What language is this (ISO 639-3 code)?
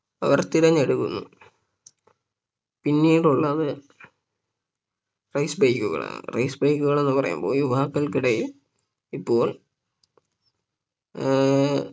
mal